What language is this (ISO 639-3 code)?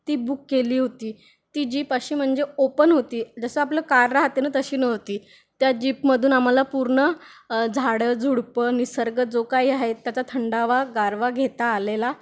mar